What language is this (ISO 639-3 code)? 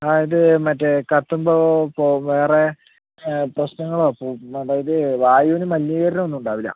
mal